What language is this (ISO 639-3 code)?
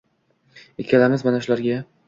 uzb